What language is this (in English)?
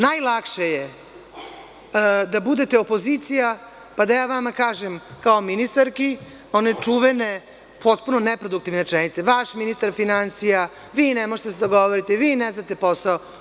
Serbian